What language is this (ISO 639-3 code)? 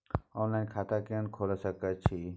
mai